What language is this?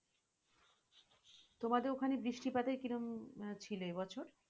Bangla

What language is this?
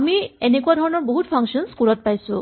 Assamese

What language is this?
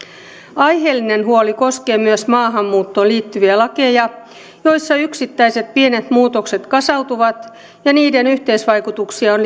Finnish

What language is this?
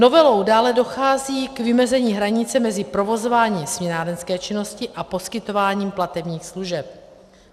Czech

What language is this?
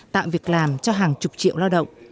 Vietnamese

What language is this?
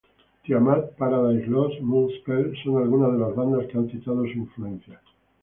Spanish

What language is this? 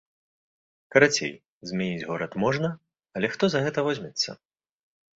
Belarusian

